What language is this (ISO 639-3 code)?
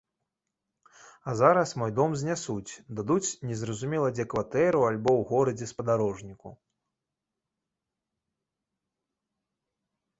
bel